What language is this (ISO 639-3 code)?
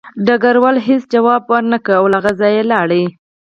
pus